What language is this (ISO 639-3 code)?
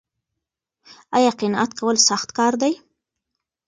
pus